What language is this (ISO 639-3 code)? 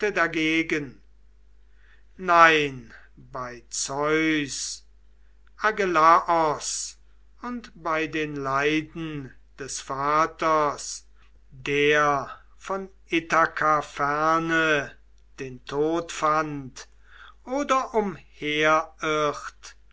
deu